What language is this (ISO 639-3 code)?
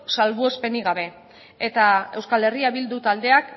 eus